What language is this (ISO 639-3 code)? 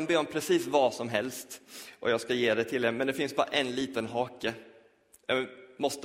swe